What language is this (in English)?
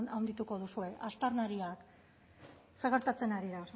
Basque